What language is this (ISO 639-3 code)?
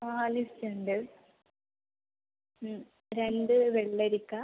mal